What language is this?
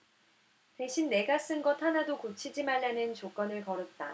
Korean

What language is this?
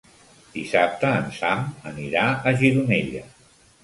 Catalan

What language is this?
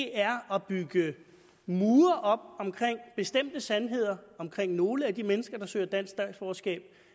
Danish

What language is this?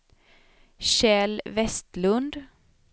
Swedish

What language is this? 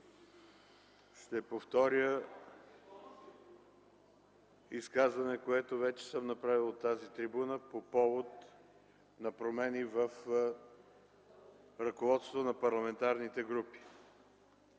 Bulgarian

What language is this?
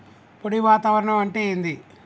Telugu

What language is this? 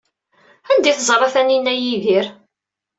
Kabyle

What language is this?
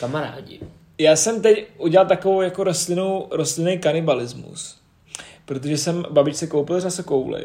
Czech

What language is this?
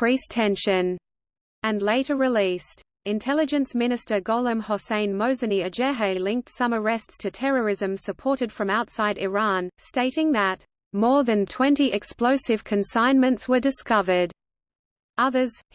English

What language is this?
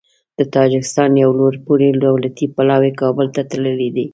Pashto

